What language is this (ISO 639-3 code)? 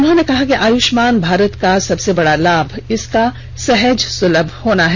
hin